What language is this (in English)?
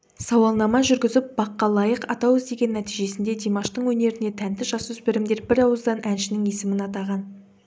Kazakh